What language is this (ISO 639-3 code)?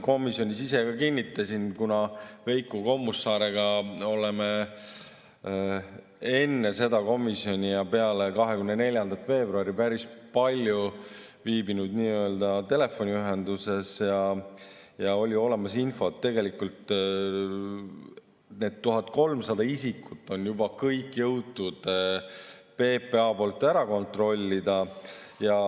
est